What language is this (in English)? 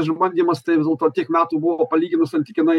Lithuanian